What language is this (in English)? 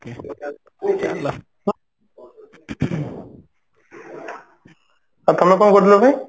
Odia